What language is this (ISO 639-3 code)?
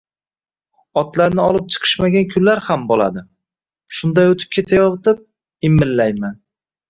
uzb